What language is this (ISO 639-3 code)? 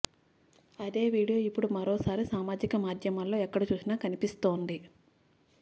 tel